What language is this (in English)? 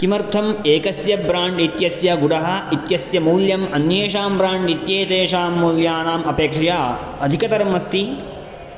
Sanskrit